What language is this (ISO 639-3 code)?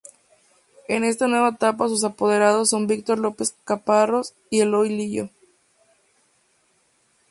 spa